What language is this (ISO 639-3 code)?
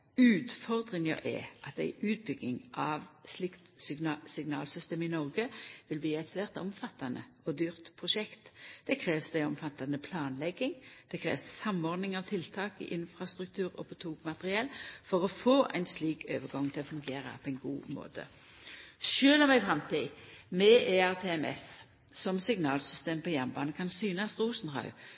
nno